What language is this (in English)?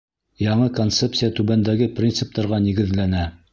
Bashkir